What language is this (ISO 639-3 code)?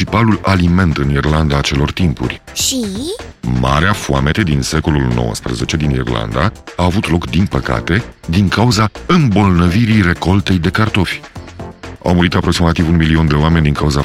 ron